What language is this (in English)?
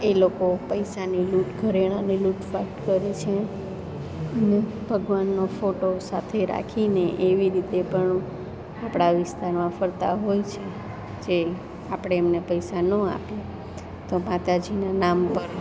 Gujarati